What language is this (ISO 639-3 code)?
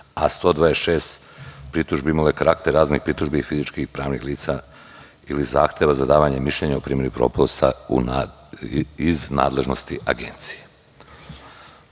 srp